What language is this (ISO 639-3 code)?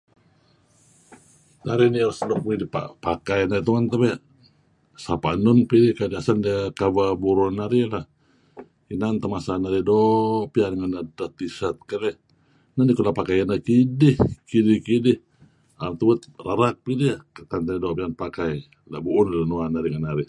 kzi